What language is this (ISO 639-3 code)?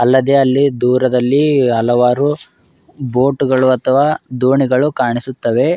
kan